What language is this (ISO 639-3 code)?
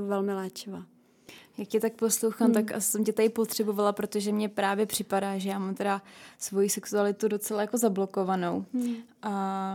ces